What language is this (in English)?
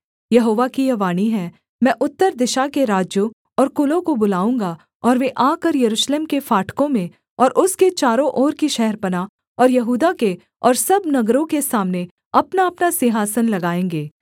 Hindi